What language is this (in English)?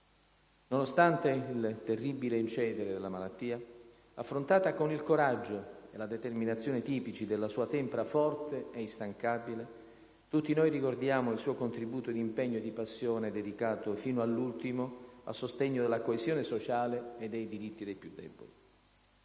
Italian